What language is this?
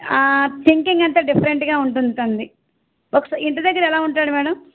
Telugu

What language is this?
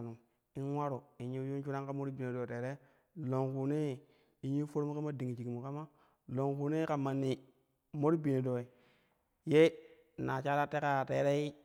Kushi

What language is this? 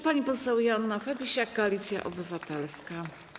Polish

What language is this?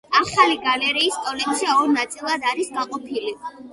Georgian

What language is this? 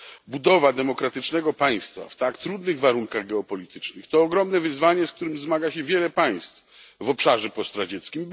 Polish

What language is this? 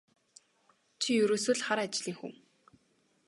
Mongolian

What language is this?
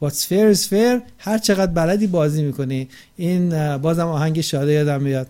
Persian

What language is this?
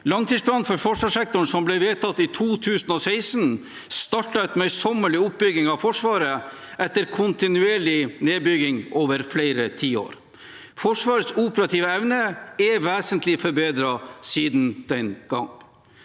Norwegian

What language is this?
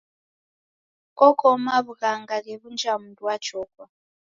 Taita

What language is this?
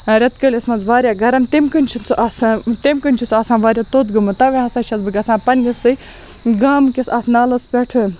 Kashmiri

